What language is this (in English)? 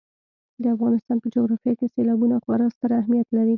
Pashto